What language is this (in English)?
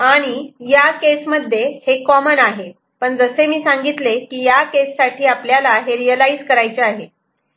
Marathi